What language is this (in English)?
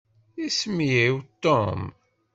Kabyle